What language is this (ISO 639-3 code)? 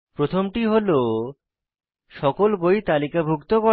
ben